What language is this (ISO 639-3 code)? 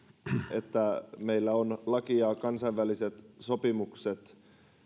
fin